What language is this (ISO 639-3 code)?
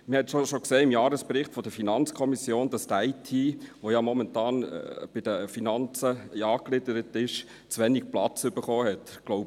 gsw